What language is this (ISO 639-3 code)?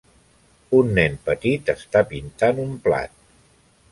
cat